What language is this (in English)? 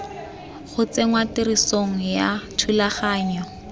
Tswana